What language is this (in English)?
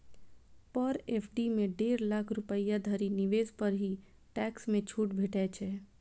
Maithili